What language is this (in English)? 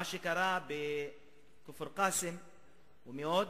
Hebrew